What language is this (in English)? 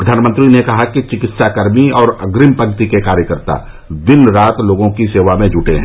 Hindi